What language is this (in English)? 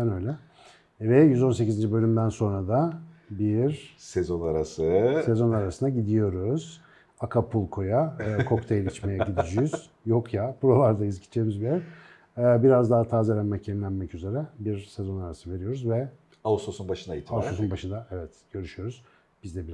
Turkish